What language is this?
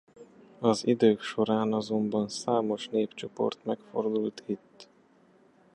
Hungarian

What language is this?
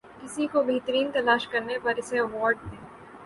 Urdu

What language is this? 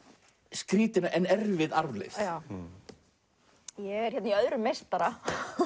Icelandic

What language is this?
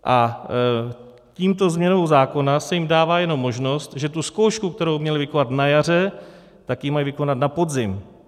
Czech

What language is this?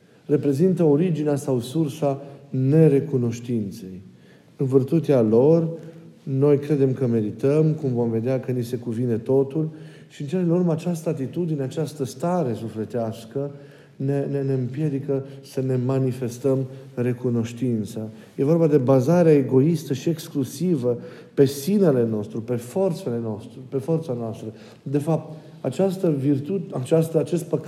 Romanian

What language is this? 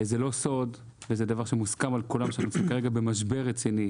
Hebrew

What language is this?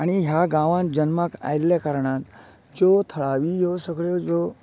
Konkani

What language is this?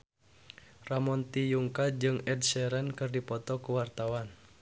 Sundanese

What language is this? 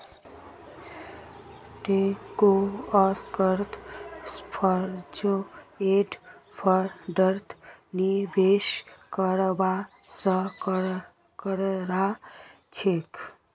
Magahi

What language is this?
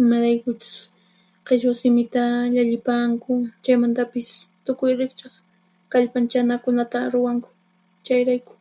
Puno Quechua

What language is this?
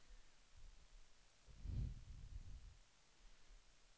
Swedish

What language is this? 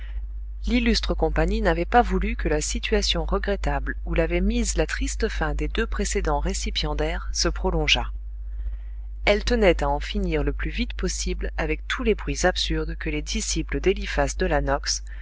French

